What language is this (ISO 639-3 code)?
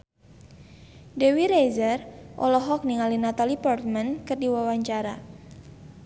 sun